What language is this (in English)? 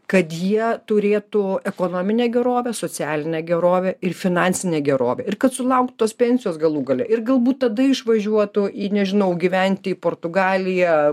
Lithuanian